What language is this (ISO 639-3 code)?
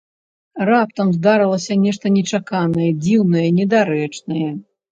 bel